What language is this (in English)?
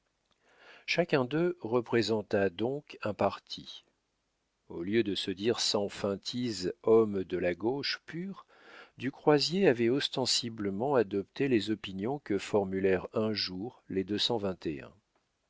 French